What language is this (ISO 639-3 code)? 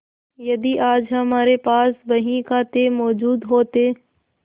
hin